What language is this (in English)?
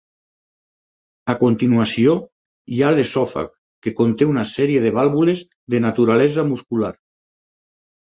Catalan